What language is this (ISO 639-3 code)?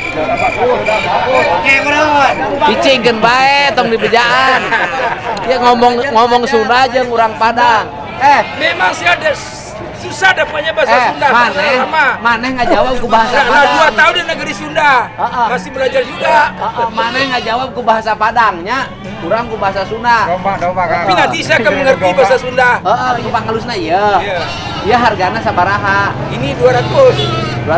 ind